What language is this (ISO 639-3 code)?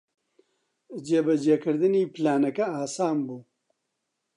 ckb